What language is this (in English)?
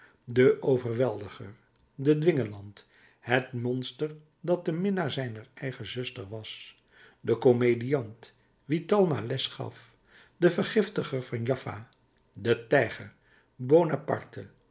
Dutch